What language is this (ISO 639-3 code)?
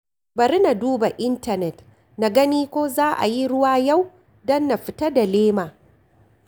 hau